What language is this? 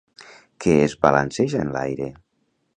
Catalan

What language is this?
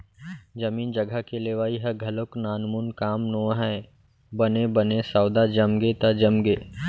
Chhattisgarhi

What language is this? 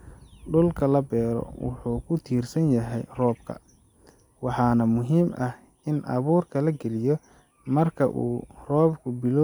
Somali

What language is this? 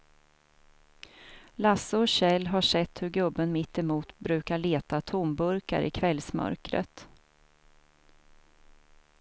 Swedish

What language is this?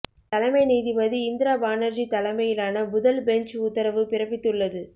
Tamil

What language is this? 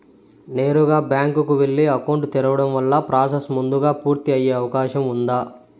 Telugu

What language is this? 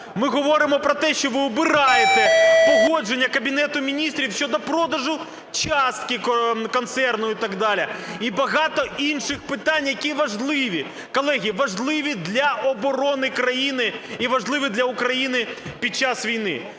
Ukrainian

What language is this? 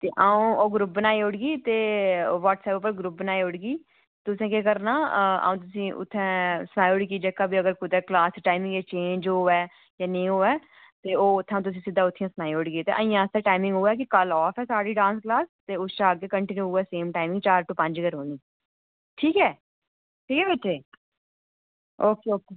Dogri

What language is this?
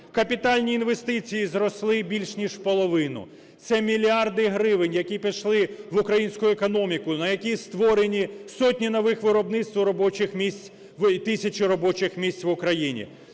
Ukrainian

